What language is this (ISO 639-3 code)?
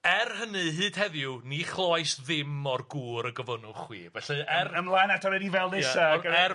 cym